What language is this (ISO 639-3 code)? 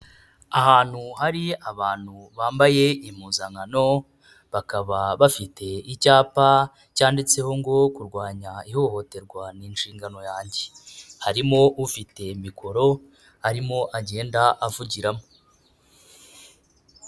kin